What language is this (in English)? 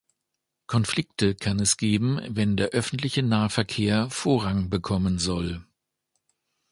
German